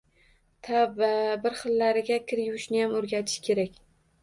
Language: Uzbek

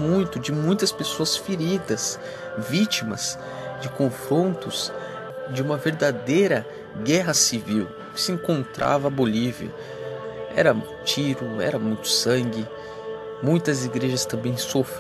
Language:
Portuguese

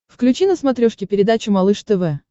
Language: Russian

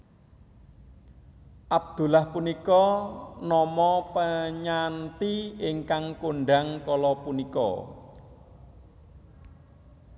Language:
Javanese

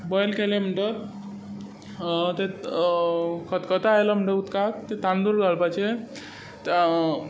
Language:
Konkani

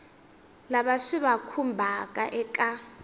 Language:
Tsonga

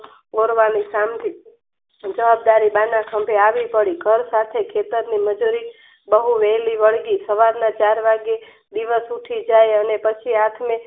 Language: Gujarati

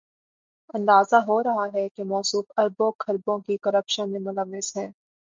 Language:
Urdu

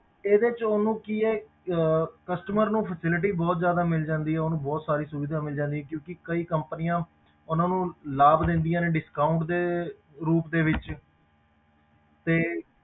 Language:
Punjabi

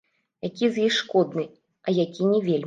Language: Belarusian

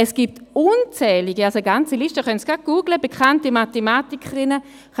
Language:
Swiss German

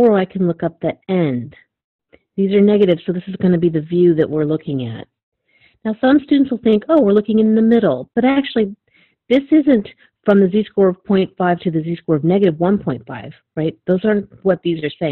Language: English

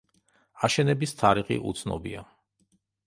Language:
Georgian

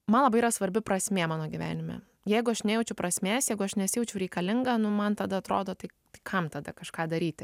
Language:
Lithuanian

